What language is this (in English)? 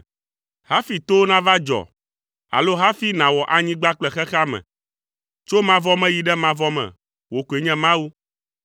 Ewe